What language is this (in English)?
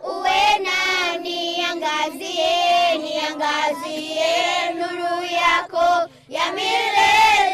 Swahili